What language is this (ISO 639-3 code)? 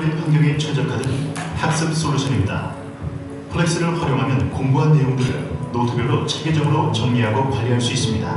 kor